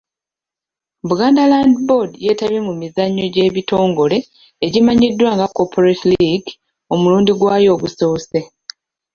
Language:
Ganda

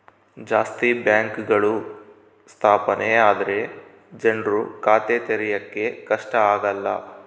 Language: Kannada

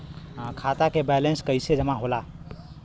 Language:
Bhojpuri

